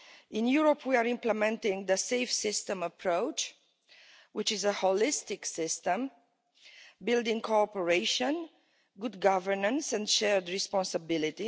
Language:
English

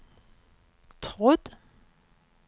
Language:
Norwegian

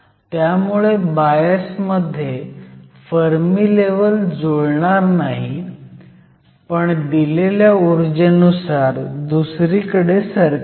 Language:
Marathi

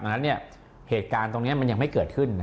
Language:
Thai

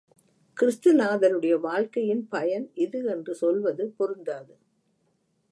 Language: Tamil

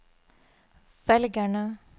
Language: Norwegian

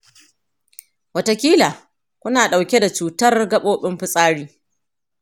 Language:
Hausa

